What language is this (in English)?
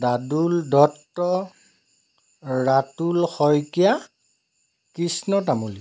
Assamese